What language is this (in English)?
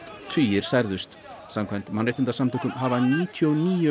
Icelandic